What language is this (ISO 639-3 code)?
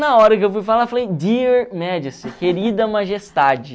por